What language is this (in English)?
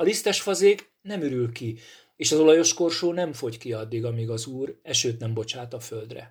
Hungarian